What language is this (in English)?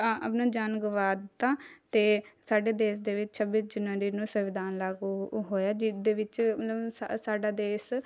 Punjabi